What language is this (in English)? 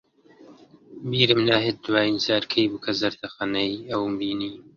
Central Kurdish